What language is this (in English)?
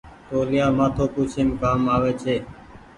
Goaria